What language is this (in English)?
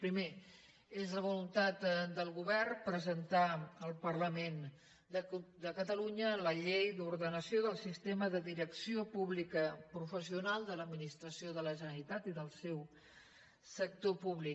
Catalan